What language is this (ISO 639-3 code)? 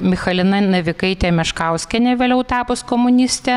lit